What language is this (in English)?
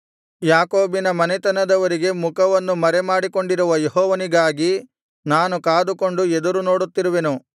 Kannada